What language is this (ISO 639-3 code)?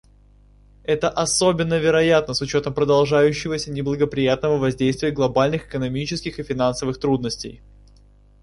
rus